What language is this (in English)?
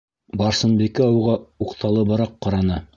Bashkir